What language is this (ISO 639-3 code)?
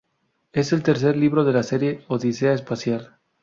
spa